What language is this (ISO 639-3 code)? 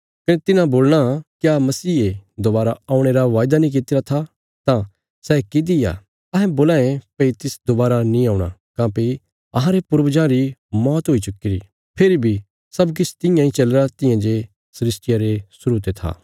kfs